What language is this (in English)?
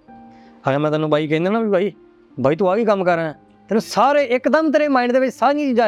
Punjabi